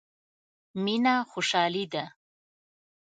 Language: Pashto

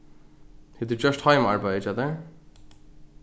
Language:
Faroese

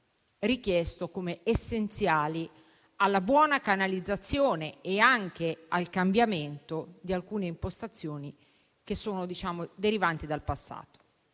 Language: Italian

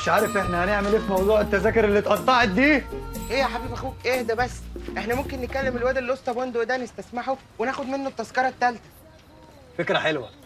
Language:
Arabic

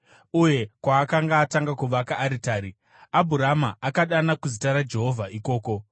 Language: Shona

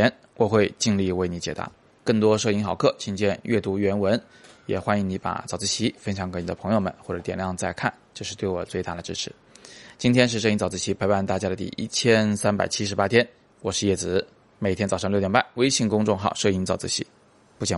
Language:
Chinese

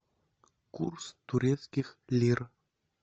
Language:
Russian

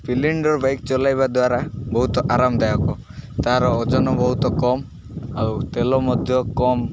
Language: Odia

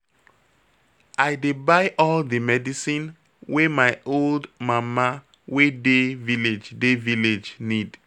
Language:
Nigerian Pidgin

